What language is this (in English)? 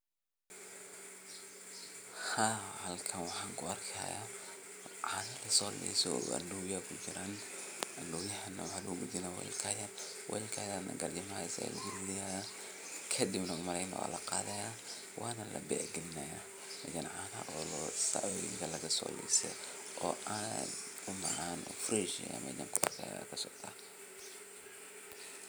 Somali